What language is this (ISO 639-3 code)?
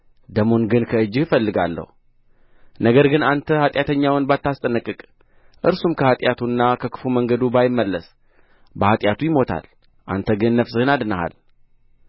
amh